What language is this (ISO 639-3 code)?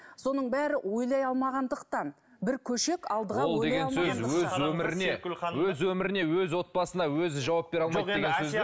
kaz